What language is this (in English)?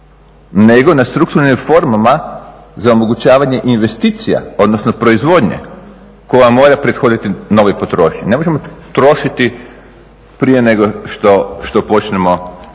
Croatian